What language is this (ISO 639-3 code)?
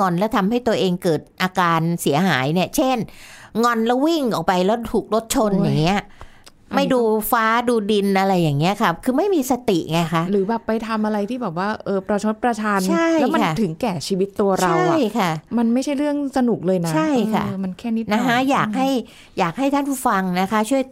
tha